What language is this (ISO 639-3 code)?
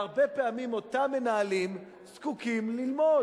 heb